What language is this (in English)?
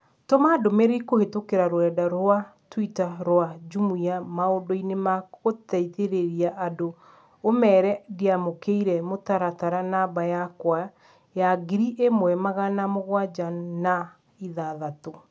Kikuyu